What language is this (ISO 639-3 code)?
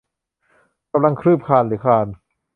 tha